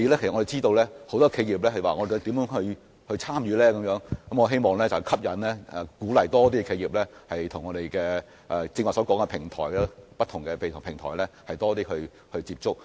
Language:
Cantonese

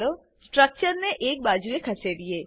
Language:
Gujarati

